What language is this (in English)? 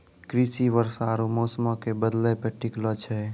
Maithili